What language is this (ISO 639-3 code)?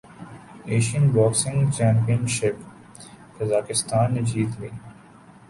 urd